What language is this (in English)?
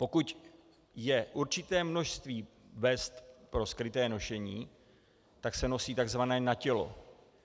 Czech